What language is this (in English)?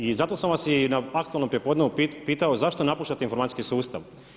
Croatian